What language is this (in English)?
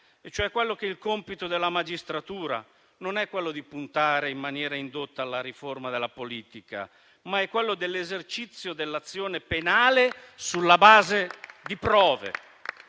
Italian